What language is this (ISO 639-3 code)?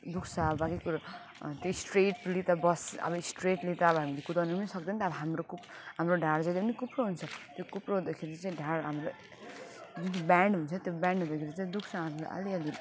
nep